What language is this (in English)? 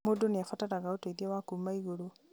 Kikuyu